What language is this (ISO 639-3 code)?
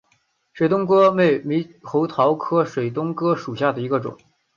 zho